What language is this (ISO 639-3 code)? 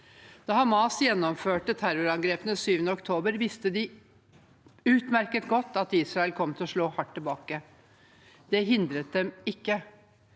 nor